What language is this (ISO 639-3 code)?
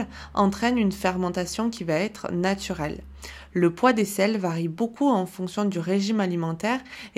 fra